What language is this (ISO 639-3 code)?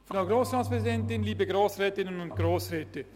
gsw